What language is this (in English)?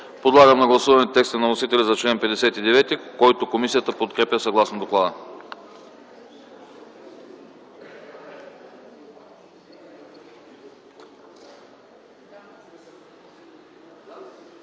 Bulgarian